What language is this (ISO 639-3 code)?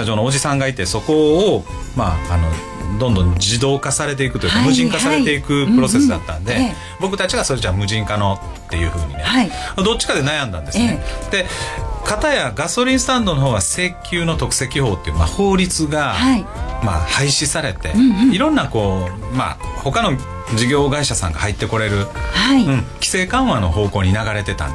jpn